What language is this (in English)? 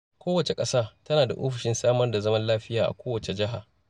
Hausa